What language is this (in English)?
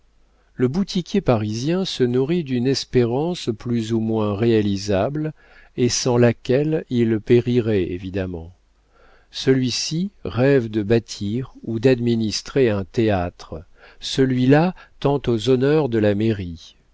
French